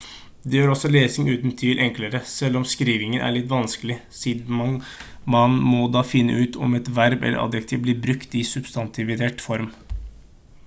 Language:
Norwegian Bokmål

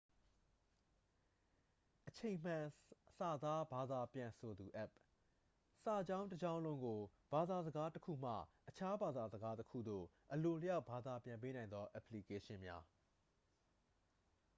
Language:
Burmese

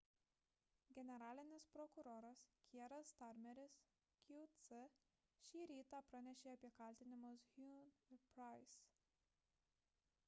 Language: Lithuanian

